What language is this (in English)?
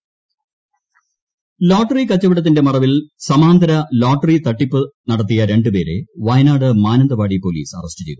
Malayalam